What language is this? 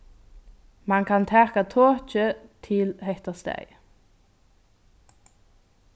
Faroese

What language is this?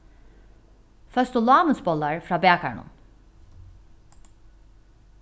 Faroese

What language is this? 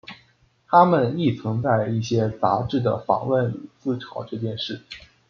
Chinese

